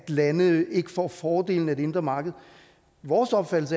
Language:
Danish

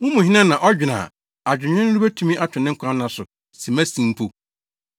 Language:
Akan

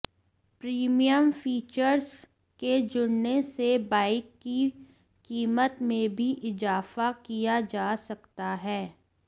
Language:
Hindi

